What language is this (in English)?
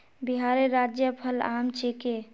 Magahi